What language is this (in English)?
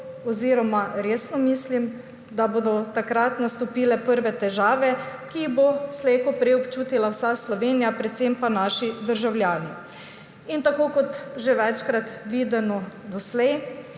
Slovenian